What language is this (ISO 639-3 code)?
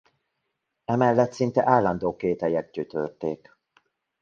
hun